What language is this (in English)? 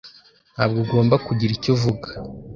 Kinyarwanda